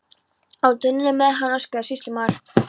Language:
Icelandic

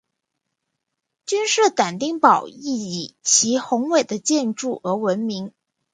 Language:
Chinese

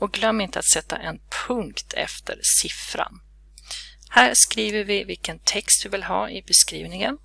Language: Swedish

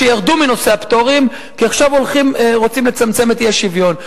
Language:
Hebrew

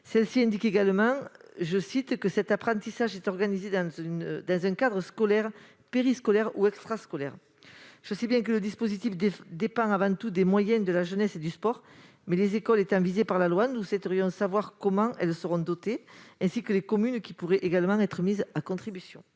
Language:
French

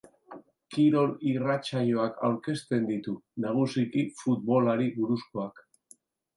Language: Basque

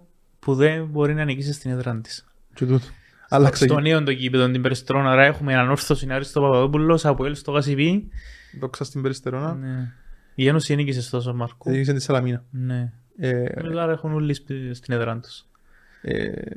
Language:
Greek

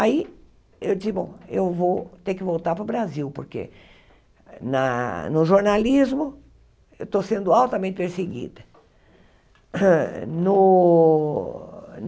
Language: Portuguese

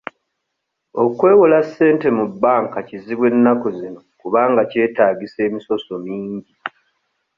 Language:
Ganda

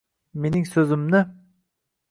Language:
Uzbek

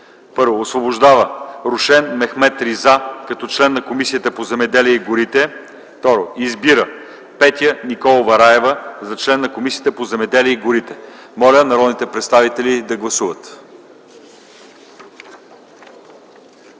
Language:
Bulgarian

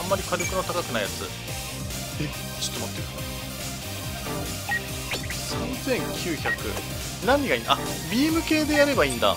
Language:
Japanese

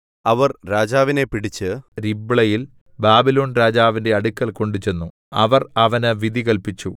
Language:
Malayalam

